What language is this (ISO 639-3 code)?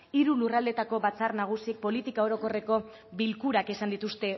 eus